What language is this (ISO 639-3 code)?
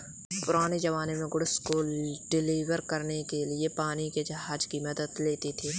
hin